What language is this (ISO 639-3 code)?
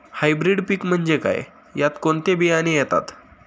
mar